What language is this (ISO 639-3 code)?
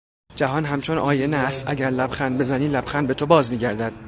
fas